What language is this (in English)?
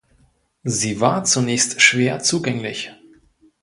German